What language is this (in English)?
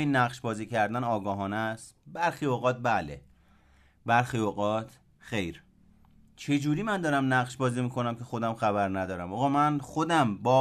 Persian